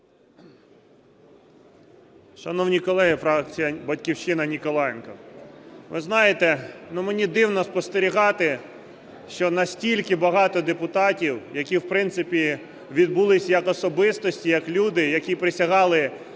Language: Ukrainian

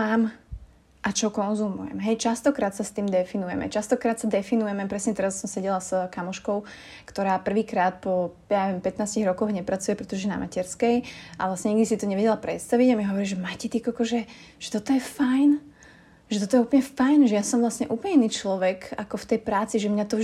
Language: Slovak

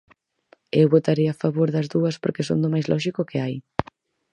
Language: Galician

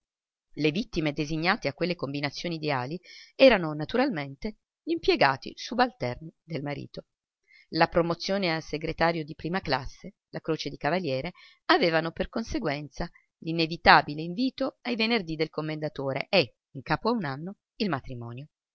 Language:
Italian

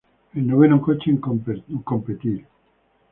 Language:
Spanish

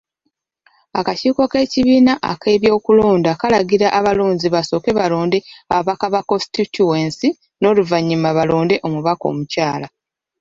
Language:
Ganda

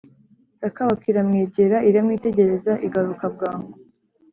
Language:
Kinyarwanda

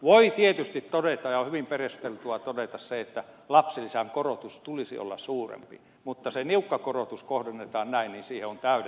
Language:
Finnish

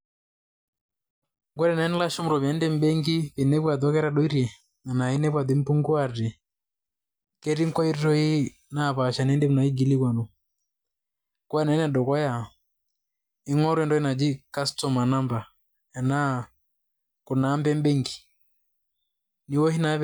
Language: Masai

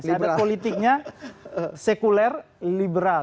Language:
Indonesian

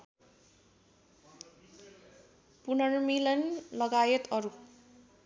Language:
Nepali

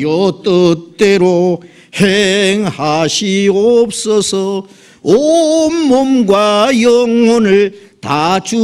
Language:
Korean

